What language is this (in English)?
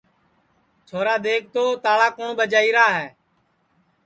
Sansi